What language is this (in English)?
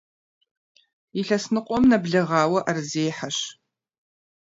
Kabardian